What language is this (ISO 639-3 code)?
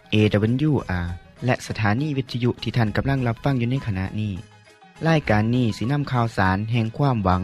tha